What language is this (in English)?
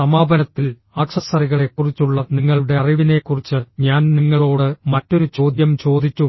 Malayalam